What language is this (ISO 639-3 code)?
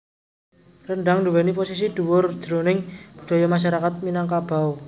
jav